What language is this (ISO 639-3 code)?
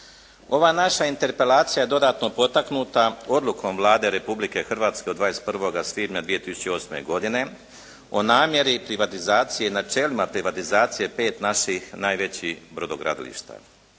hrv